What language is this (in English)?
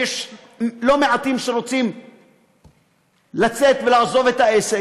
Hebrew